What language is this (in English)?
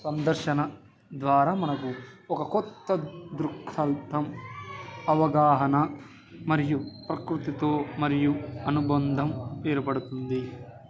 Telugu